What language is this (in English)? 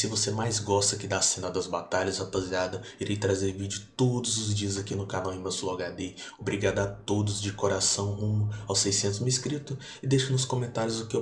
Portuguese